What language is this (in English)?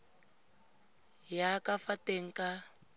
Tswana